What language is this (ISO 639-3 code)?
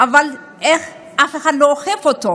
heb